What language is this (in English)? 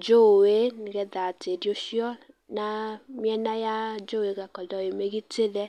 Kikuyu